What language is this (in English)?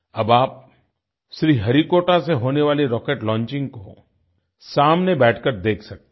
Hindi